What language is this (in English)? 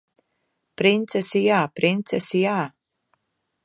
Latvian